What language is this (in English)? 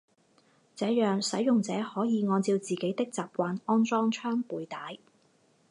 Chinese